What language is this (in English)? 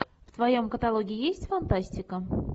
Russian